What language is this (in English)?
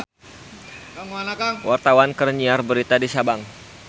Sundanese